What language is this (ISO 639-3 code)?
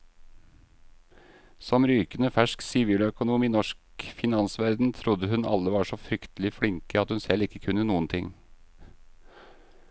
nor